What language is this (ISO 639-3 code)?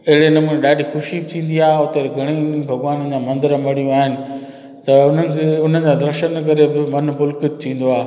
snd